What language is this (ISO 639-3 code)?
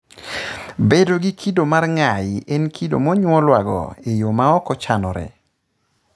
luo